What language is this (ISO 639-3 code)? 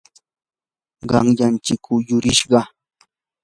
qur